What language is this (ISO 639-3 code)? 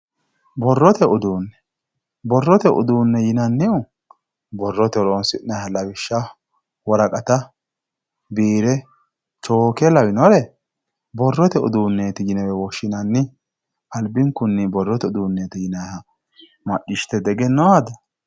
sid